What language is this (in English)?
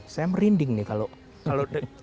Indonesian